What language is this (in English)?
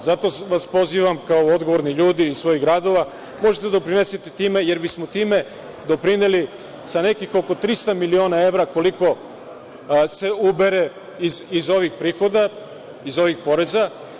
Serbian